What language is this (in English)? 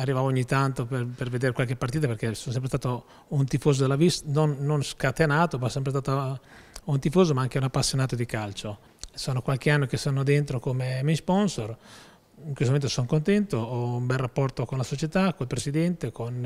Italian